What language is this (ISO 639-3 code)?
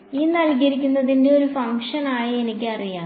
mal